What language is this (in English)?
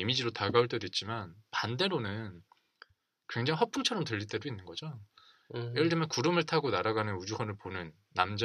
Korean